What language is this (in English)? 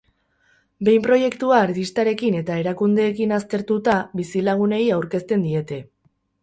Basque